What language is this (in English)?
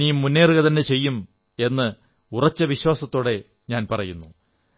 Malayalam